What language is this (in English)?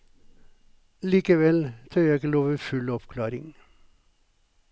Norwegian